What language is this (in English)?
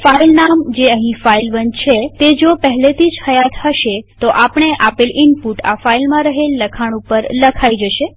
Gujarati